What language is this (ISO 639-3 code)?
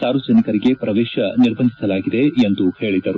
kan